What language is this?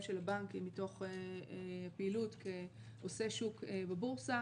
Hebrew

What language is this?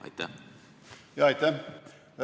Estonian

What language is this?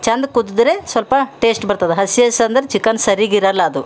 Kannada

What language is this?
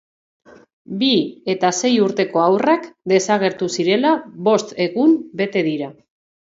Basque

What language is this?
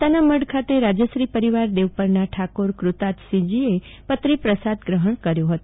Gujarati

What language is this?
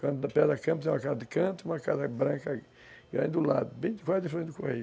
Portuguese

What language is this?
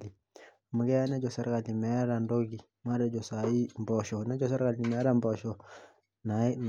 Masai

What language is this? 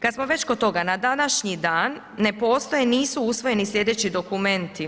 Croatian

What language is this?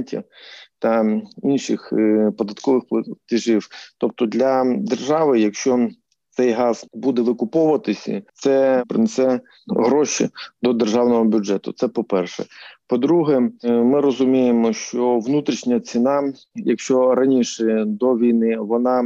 Ukrainian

